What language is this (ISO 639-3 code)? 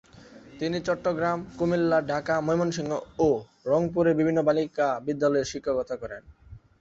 ben